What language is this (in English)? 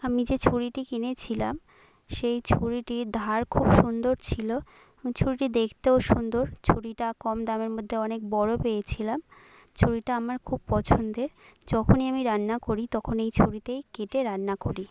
Bangla